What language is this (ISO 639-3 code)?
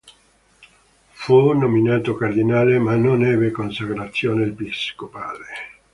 ita